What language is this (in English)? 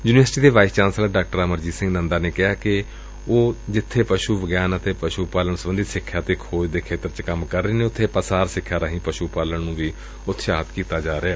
Punjabi